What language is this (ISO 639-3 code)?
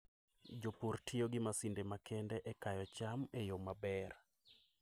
luo